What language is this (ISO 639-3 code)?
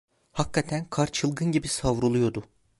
tur